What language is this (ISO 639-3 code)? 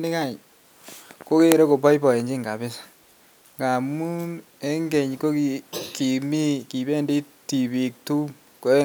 kln